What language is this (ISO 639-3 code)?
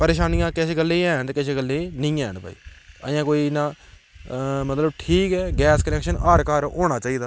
doi